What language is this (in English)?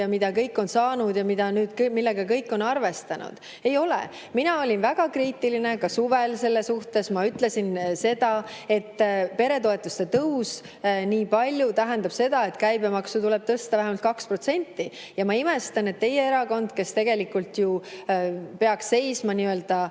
Estonian